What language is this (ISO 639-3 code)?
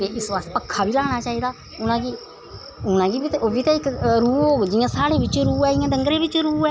doi